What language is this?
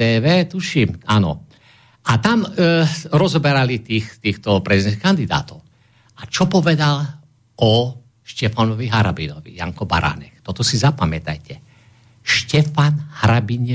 Slovak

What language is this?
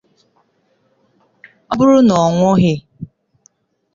Igbo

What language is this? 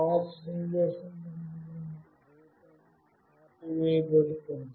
Telugu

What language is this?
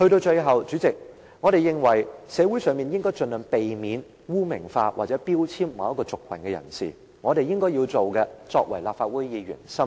Cantonese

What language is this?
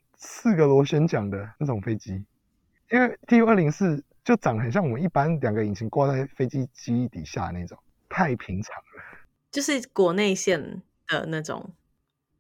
Chinese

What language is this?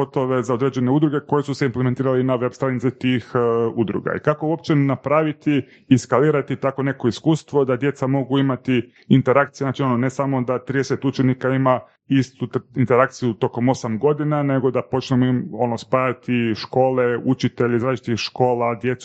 Croatian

